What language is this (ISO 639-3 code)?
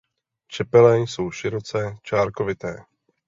ces